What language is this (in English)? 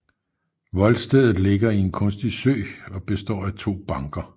Danish